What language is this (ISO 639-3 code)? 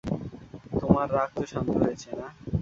ben